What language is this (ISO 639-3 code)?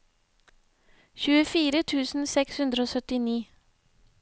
nor